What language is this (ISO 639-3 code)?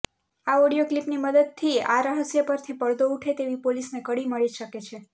guj